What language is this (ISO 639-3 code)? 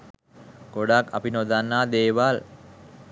sin